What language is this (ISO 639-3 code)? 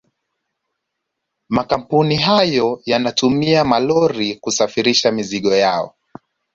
swa